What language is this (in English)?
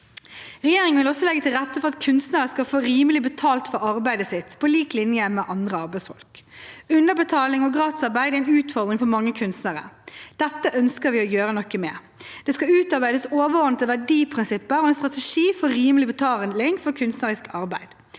Norwegian